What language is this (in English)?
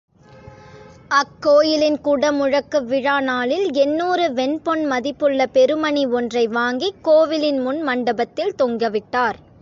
Tamil